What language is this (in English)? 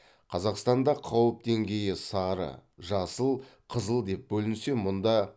Kazakh